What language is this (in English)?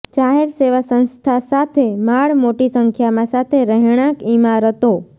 Gujarati